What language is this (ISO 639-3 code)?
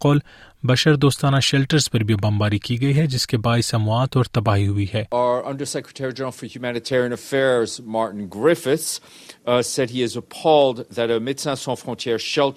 urd